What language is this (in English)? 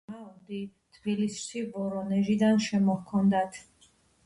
Georgian